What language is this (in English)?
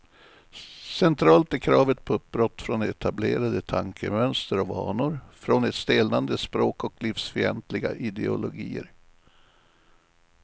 Swedish